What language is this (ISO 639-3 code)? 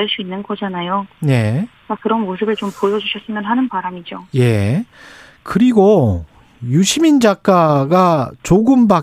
kor